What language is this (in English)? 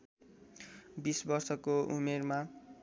Nepali